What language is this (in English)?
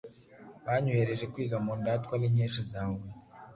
Kinyarwanda